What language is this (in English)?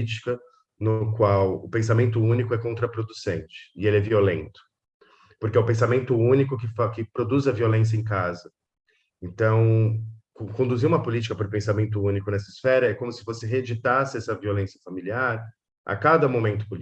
Portuguese